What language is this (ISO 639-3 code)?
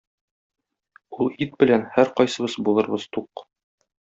tat